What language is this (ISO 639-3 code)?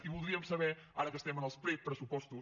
cat